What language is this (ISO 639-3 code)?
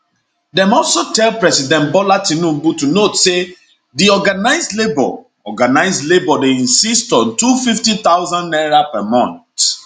pcm